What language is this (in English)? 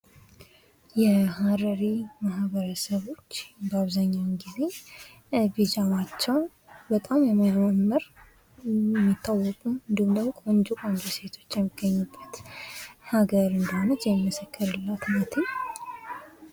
Amharic